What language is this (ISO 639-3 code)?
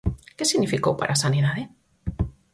glg